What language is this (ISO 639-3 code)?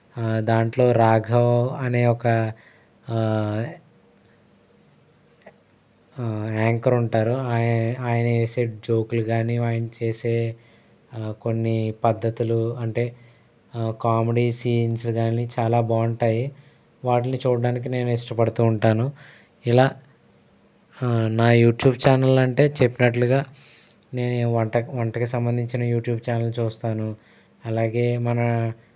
tel